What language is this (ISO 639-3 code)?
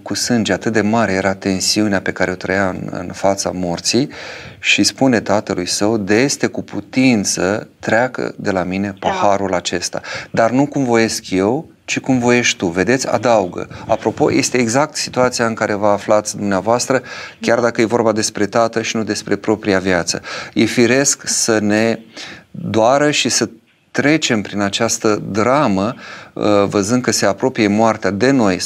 ron